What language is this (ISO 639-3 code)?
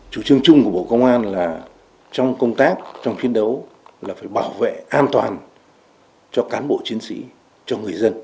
vie